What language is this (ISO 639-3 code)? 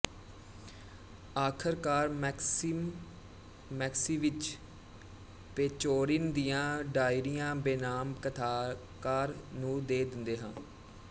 pan